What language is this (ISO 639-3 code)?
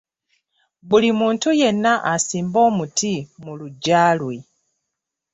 lug